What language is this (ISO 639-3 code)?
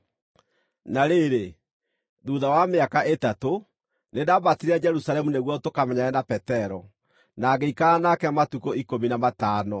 kik